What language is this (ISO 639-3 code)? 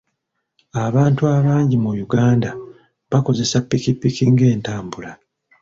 lug